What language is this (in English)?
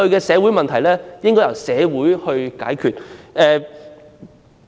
Cantonese